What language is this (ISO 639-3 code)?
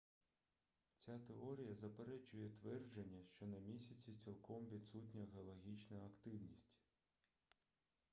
ukr